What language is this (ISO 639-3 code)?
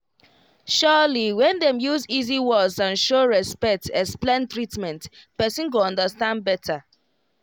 pcm